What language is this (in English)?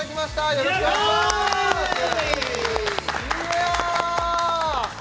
Japanese